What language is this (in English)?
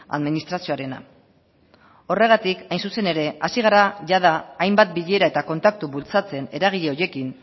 Basque